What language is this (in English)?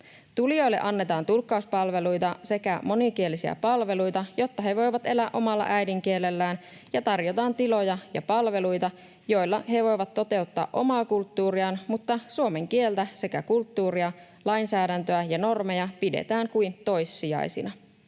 Finnish